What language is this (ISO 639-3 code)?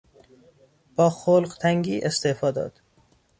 fas